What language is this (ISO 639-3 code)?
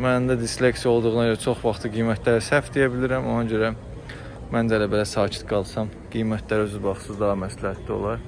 tur